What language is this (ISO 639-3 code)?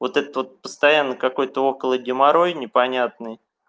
rus